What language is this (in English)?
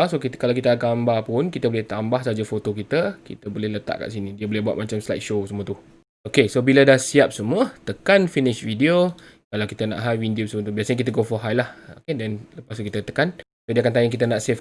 Malay